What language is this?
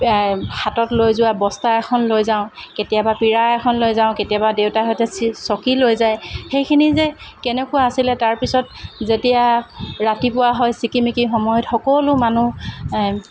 Assamese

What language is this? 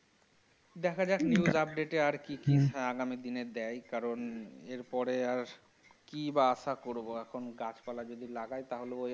Bangla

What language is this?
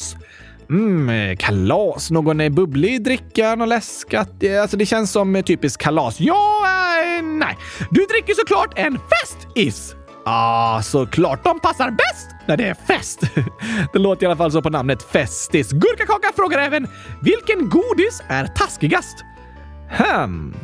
Swedish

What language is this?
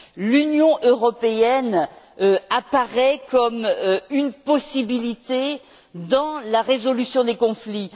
French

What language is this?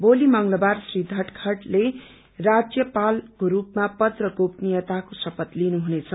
Nepali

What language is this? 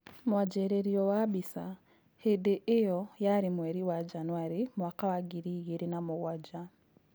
Kikuyu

